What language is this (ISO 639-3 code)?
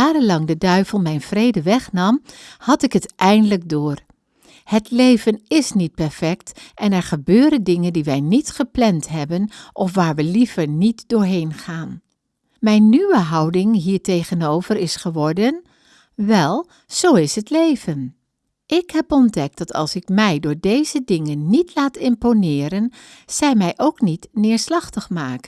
nld